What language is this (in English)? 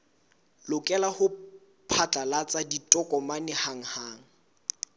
Southern Sotho